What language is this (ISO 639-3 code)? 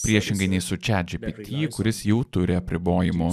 lit